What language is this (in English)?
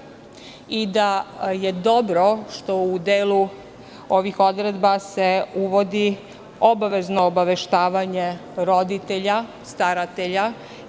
Serbian